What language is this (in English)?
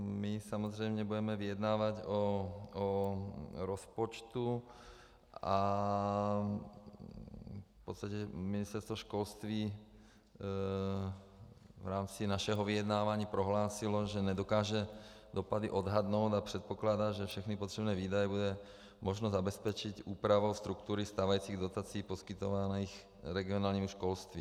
Czech